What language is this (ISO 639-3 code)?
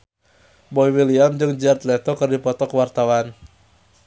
sun